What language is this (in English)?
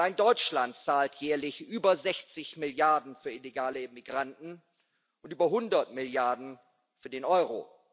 German